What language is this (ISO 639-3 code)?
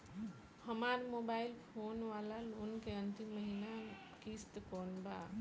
bho